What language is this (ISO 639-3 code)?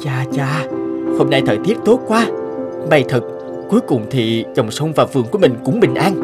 vie